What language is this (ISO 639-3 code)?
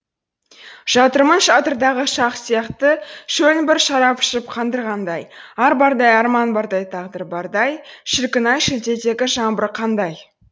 kaz